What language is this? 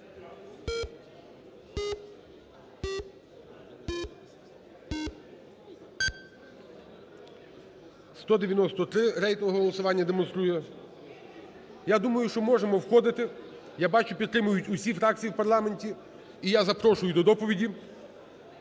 Ukrainian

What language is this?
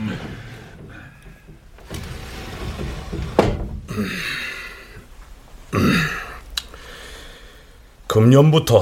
Korean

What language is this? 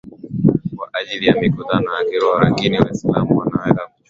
Swahili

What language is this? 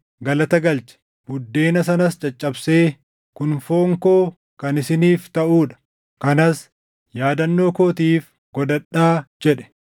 Oromo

